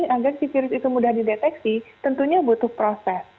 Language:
Indonesian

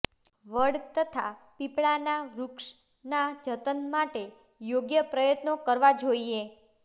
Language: Gujarati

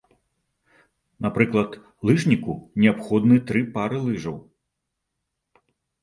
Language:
Belarusian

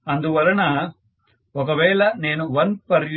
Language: Telugu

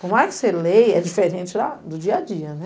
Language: Portuguese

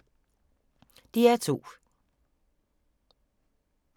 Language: Danish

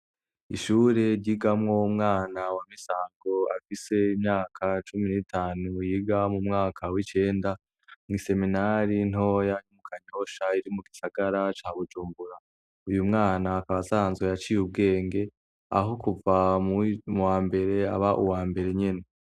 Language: Rundi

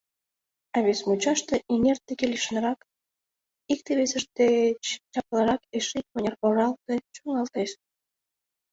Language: Mari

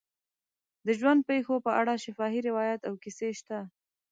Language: Pashto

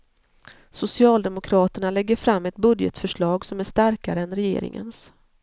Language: Swedish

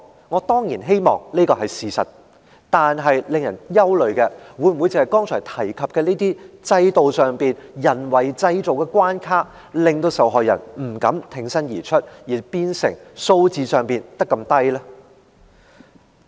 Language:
Cantonese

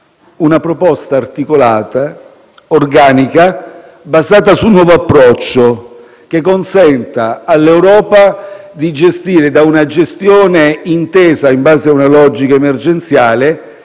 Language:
Italian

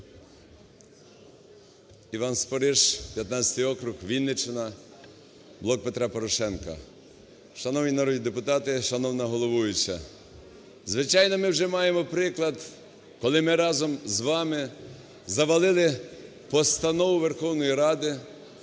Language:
Ukrainian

